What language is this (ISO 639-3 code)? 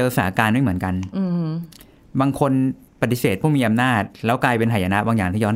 tha